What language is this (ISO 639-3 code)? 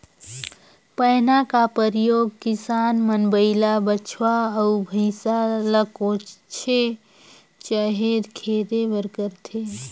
hne